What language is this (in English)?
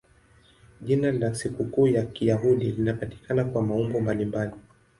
Swahili